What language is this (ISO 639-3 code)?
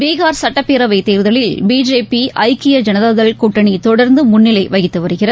tam